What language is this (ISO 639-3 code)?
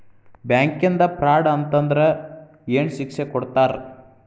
kan